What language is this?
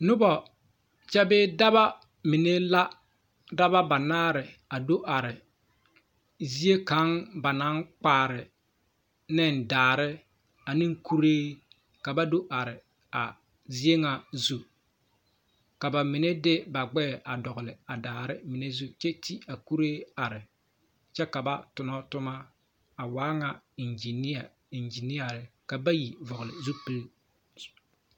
Southern Dagaare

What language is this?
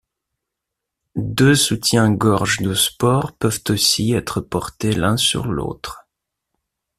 French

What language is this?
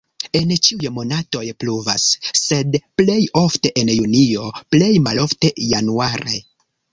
Esperanto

